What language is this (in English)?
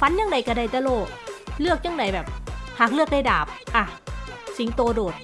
Thai